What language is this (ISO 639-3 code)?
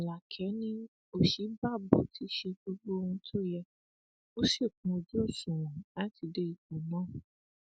yor